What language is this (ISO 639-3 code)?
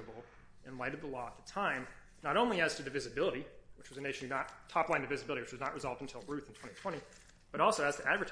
eng